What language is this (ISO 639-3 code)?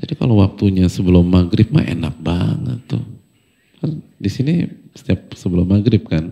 ind